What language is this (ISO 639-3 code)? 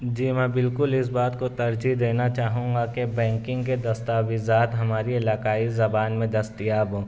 urd